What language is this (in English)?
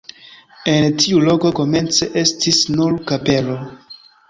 Esperanto